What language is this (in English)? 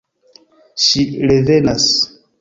Esperanto